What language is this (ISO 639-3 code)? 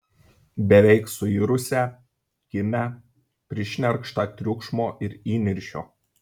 lit